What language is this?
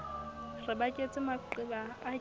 Southern Sotho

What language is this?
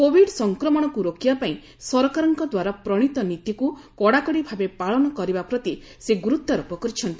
Odia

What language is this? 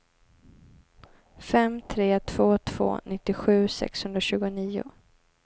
Swedish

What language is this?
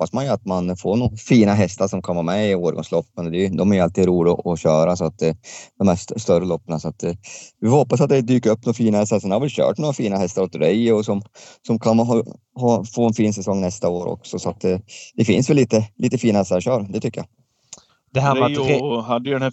Swedish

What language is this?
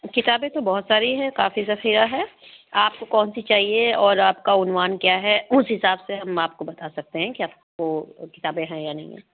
Urdu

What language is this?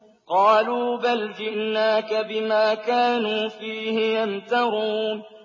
Arabic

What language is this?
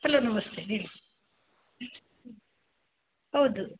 Kannada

